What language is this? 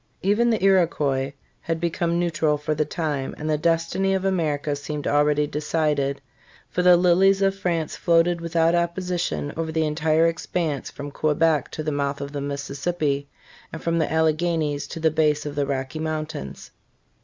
English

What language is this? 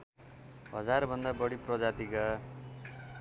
Nepali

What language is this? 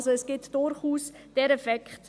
Swiss German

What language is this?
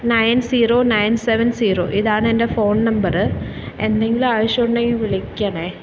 Malayalam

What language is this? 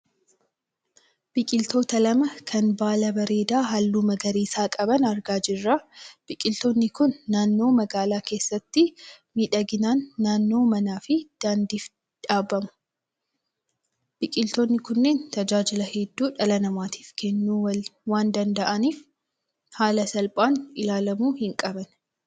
Oromo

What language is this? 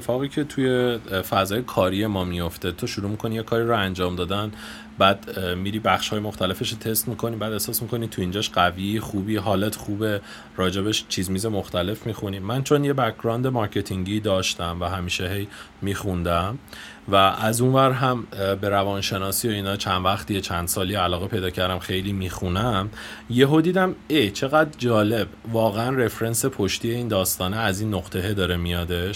Persian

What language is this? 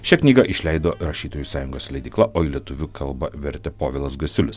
Lithuanian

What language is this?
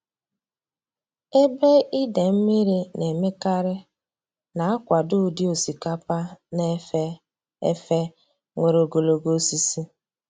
Igbo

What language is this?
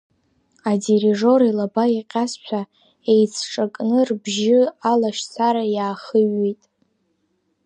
Abkhazian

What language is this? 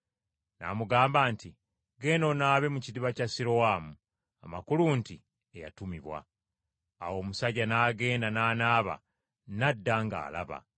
Ganda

